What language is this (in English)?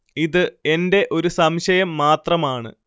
Malayalam